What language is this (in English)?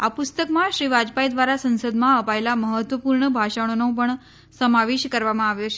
Gujarati